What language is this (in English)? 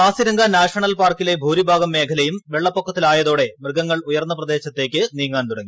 Malayalam